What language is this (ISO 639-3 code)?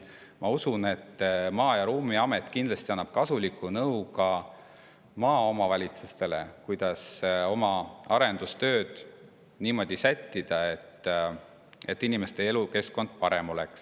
est